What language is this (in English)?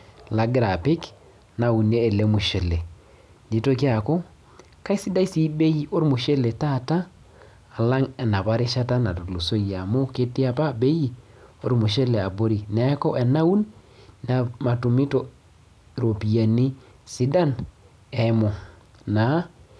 Masai